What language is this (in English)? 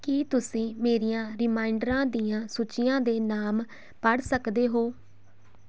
Punjabi